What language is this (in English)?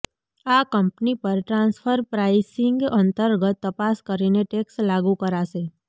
Gujarati